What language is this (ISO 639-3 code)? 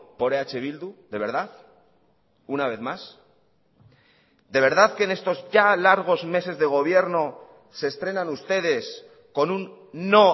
spa